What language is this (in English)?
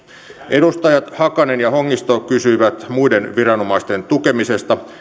Finnish